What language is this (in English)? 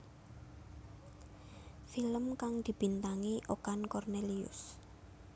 Javanese